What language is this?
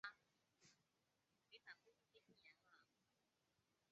Chinese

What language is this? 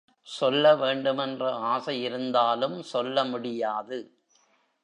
Tamil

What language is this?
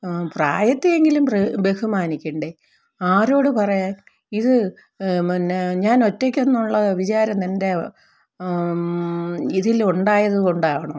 Malayalam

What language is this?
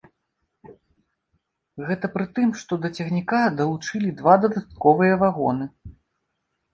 Belarusian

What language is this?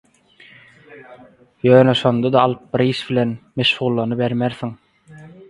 Turkmen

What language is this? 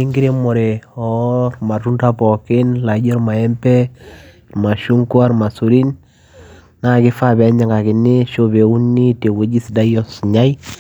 Masai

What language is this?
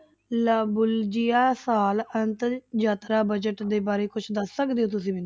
Punjabi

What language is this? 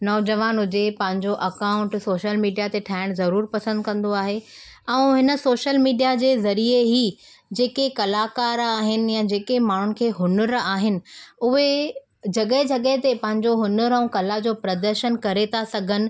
Sindhi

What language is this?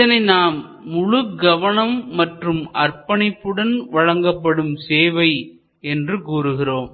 Tamil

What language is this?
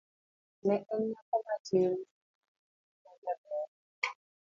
Luo (Kenya and Tanzania)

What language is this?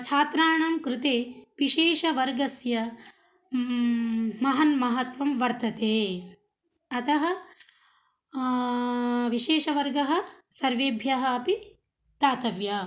Sanskrit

